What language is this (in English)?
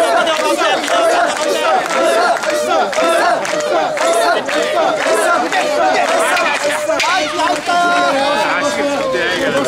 Japanese